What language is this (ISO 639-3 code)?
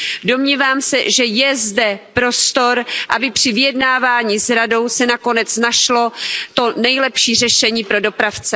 ces